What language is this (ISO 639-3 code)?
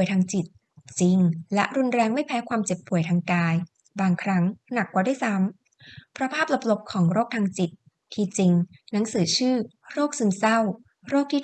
tha